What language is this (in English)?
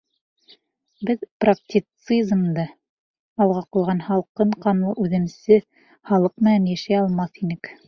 Bashkir